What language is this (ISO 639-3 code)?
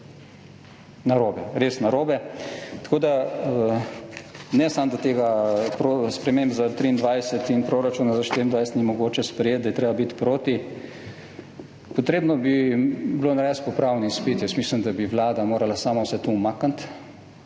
slv